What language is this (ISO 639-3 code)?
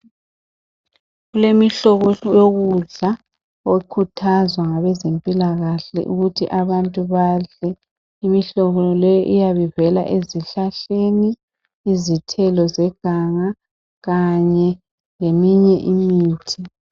nde